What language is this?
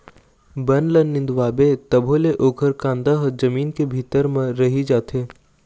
Chhattisgarhi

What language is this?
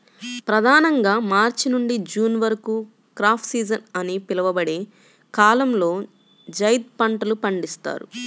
Telugu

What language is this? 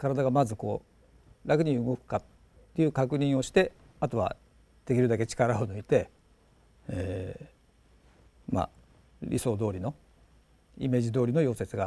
Japanese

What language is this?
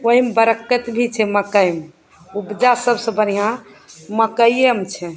Maithili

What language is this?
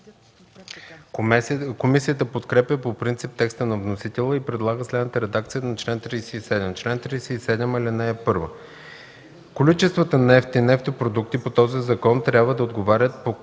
Bulgarian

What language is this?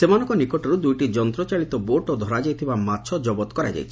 Odia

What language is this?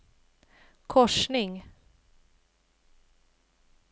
Swedish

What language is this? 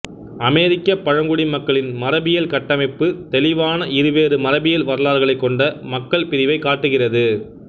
Tamil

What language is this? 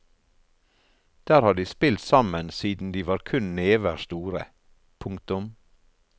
Norwegian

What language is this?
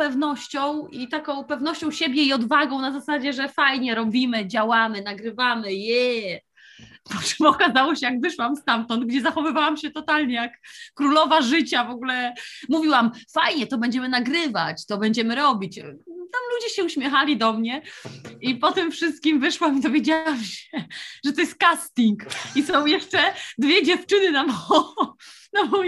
Polish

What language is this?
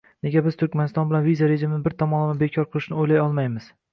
Uzbek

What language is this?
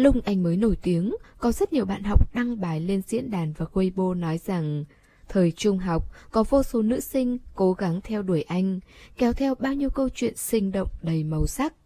Vietnamese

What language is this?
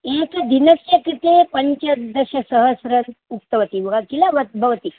Sanskrit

